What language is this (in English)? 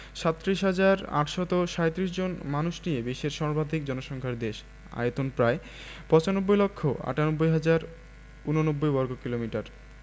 Bangla